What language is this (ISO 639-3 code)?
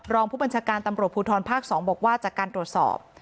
tha